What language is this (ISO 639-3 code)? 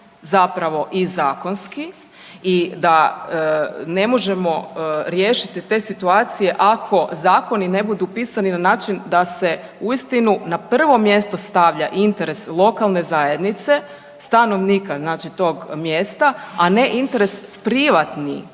hrv